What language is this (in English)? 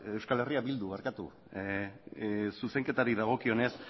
Basque